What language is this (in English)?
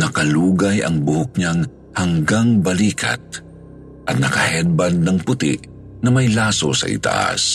Filipino